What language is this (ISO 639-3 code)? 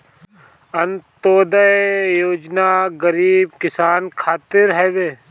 bho